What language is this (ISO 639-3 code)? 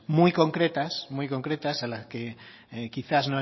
spa